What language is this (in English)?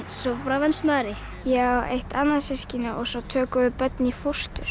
Icelandic